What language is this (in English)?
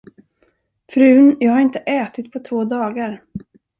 Swedish